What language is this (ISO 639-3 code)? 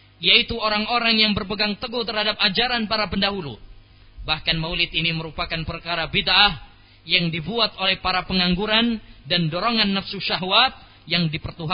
msa